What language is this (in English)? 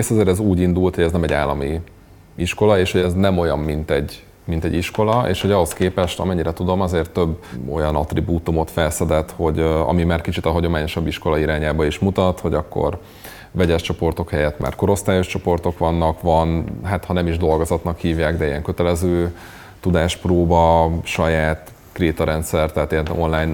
Hungarian